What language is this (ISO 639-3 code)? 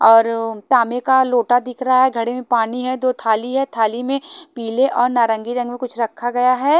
hin